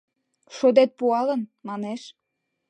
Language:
Mari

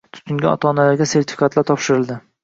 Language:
Uzbek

